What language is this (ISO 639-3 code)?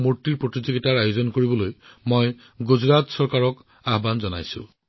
asm